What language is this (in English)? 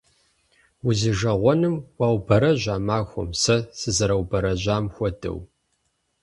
Kabardian